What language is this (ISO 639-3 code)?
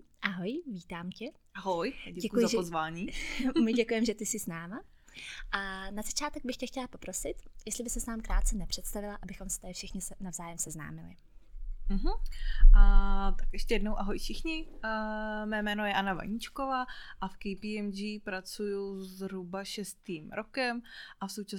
ces